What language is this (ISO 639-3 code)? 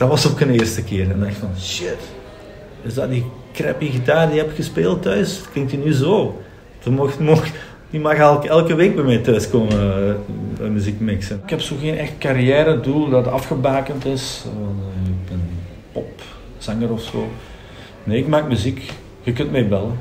nld